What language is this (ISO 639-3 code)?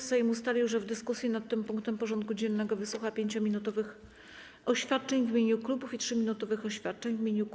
pol